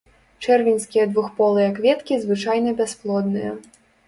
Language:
Belarusian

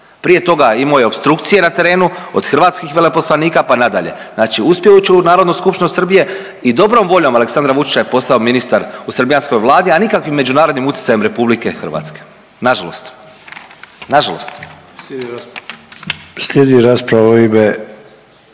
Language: Croatian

